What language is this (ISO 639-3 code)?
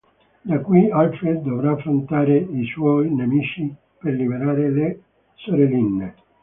ita